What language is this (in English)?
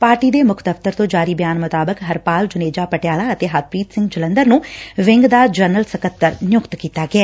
Punjabi